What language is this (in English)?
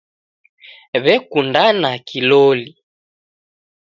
Taita